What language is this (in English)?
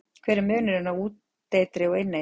Icelandic